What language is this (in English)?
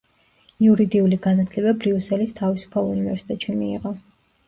Georgian